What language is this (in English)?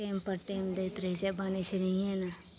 Maithili